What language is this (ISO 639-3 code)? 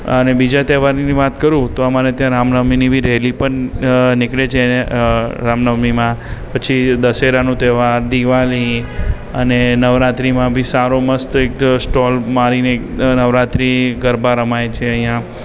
guj